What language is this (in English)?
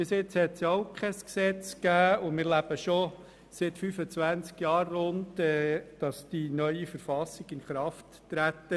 Swiss German